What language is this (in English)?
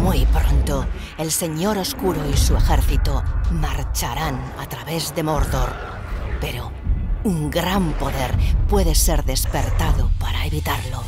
Spanish